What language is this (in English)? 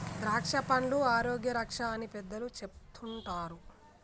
Telugu